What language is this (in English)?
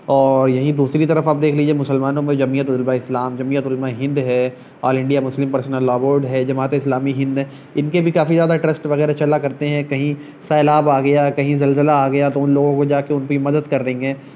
Urdu